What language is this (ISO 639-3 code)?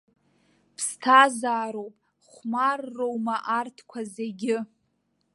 abk